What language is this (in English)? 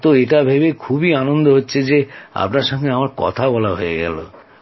Bangla